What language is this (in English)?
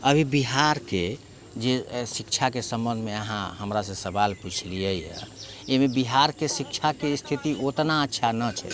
Maithili